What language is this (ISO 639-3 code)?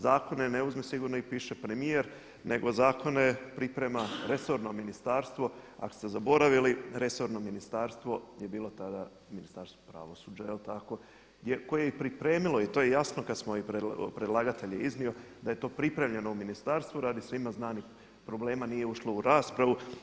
hrv